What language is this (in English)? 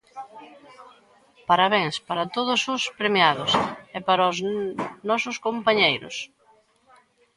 Galician